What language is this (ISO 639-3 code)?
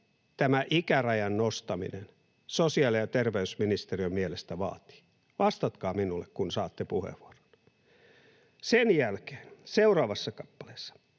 fin